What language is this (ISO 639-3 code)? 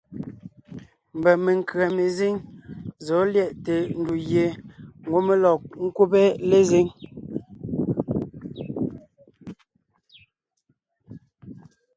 nnh